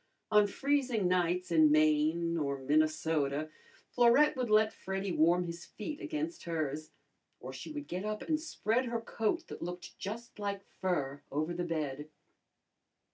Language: English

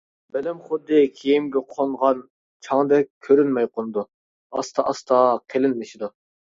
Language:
Uyghur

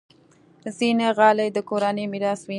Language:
Pashto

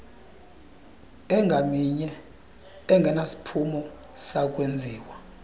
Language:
Xhosa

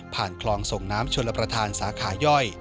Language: Thai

